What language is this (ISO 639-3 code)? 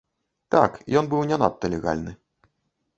bel